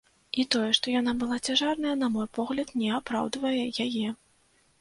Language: Belarusian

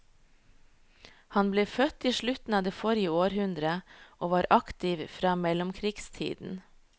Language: Norwegian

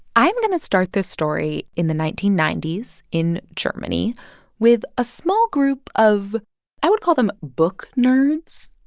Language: English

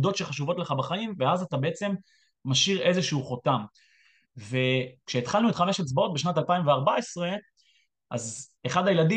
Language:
Hebrew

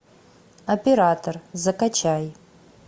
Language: Russian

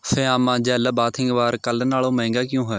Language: Punjabi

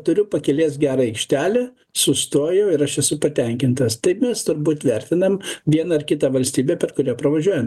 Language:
Lithuanian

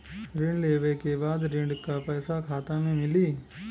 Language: Bhojpuri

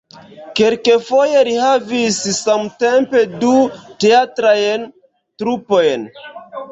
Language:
Esperanto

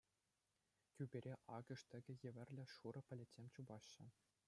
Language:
Chuvash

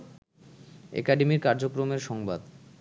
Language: Bangla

